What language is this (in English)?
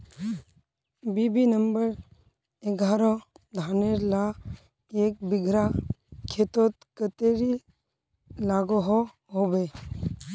Magahi